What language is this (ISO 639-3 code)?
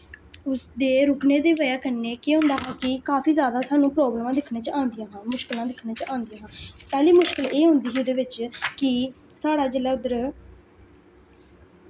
doi